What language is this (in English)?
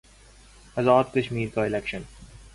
Urdu